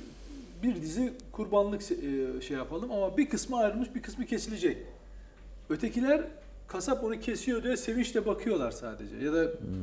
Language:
Turkish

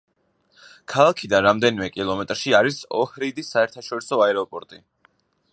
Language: Georgian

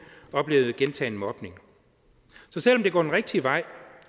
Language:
Danish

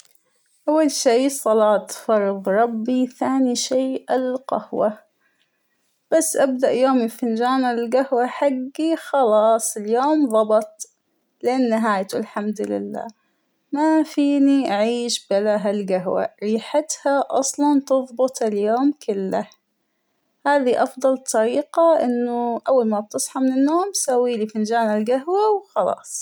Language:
Hijazi Arabic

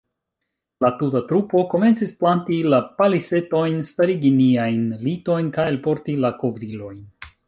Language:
Esperanto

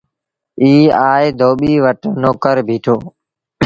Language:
Sindhi Bhil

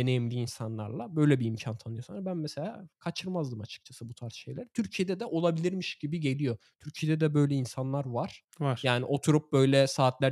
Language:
Turkish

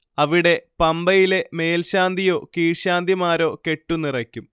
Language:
Malayalam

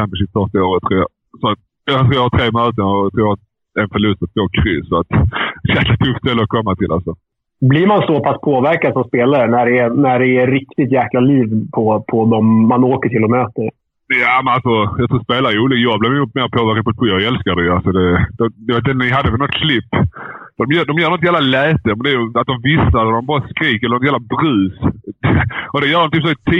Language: Swedish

